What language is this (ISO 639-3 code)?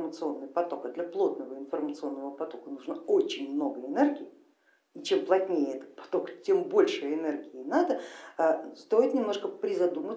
rus